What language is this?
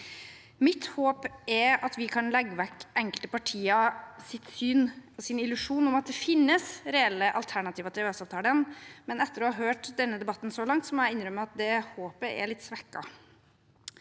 Norwegian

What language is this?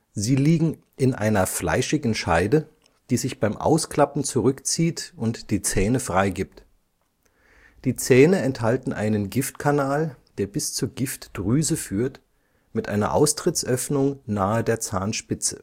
German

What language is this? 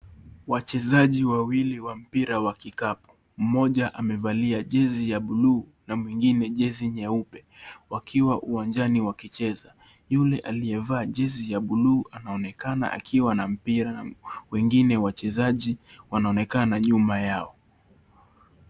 Swahili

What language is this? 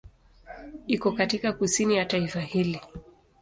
Swahili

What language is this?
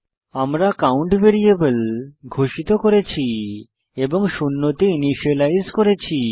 Bangla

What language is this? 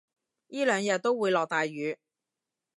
Cantonese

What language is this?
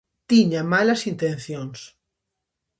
Galician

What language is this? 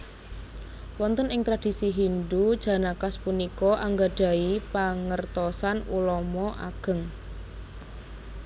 Javanese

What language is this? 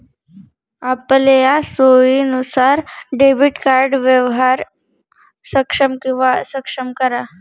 Marathi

